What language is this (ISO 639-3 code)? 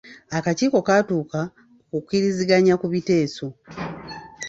lug